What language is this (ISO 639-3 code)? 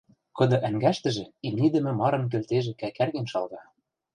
mrj